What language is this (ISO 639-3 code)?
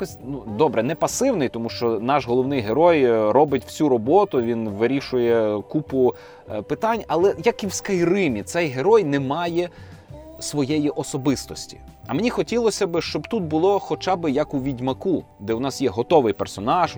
ukr